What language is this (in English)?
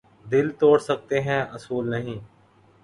Urdu